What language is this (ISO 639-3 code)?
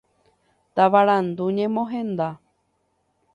grn